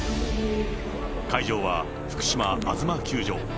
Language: Japanese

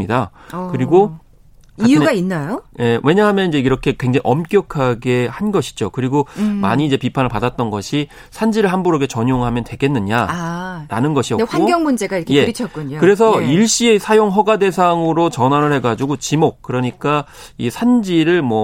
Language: Korean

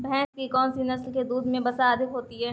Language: Hindi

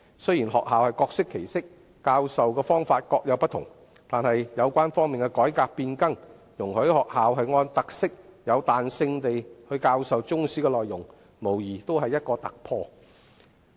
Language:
Cantonese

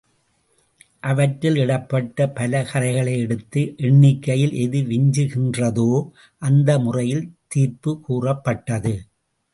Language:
Tamil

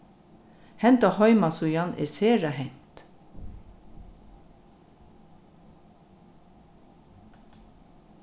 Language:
Faroese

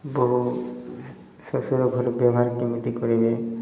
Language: Odia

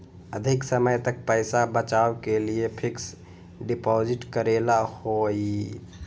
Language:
Magahi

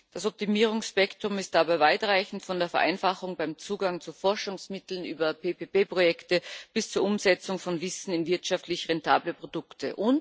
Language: German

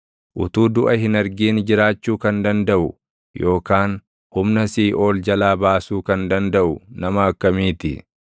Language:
Oromo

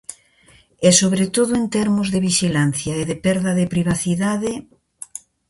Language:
Galician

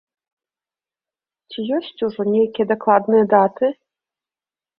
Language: Belarusian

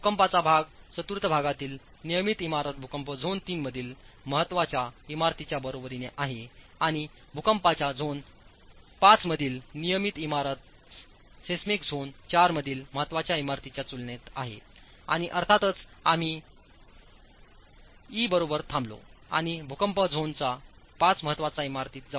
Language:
Marathi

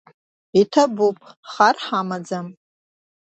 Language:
Abkhazian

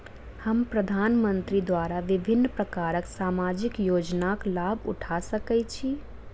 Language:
Maithili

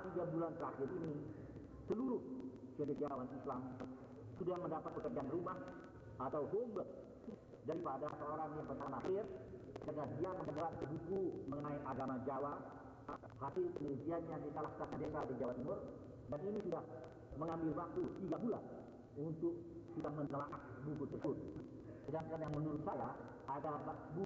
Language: Indonesian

